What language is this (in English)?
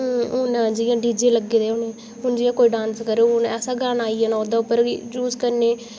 Dogri